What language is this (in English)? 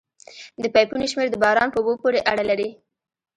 Pashto